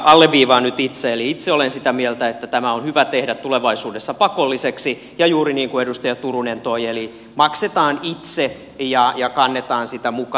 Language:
Finnish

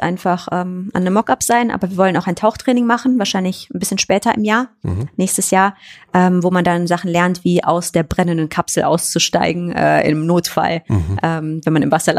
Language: German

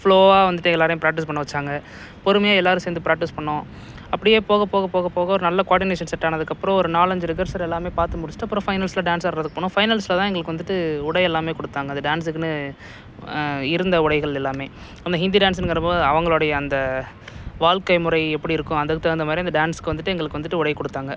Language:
Tamil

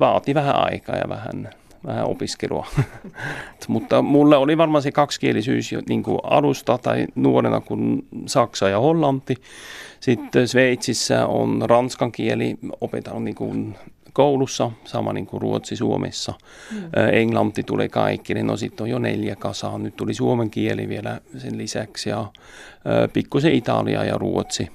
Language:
Finnish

